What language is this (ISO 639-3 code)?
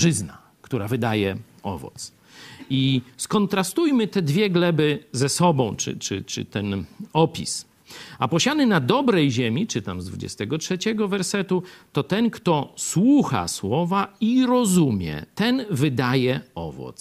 pol